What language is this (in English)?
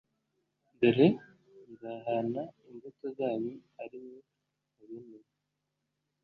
Kinyarwanda